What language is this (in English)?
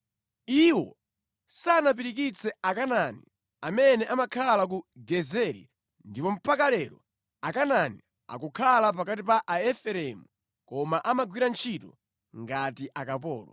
Nyanja